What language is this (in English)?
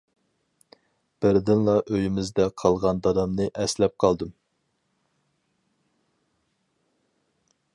Uyghur